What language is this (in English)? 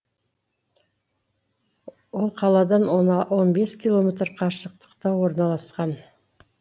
Kazakh